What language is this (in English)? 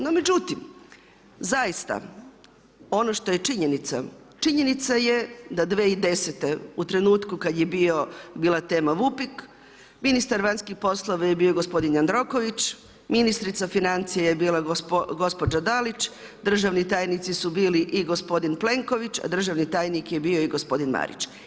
Croatian